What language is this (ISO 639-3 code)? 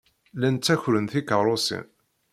kab